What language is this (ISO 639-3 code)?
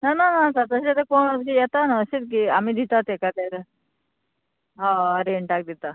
kok